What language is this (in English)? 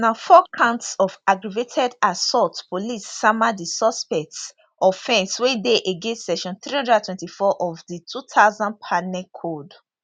Nigerian Pidgin